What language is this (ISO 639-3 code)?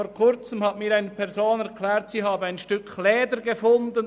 gsw